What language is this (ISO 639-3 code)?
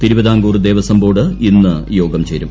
mal